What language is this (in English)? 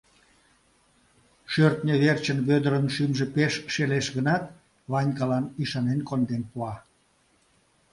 Mari